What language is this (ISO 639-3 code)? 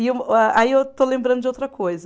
por